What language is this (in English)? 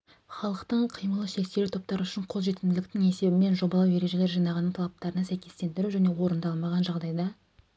Kazakh